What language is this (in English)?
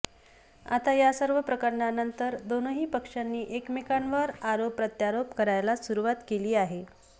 Marathi